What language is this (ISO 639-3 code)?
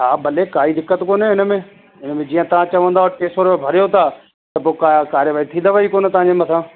snd